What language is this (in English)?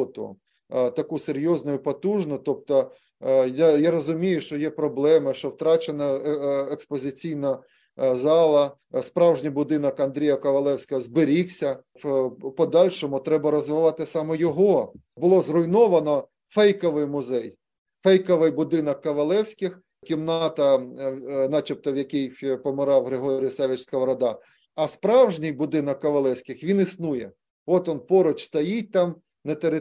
Ukrainian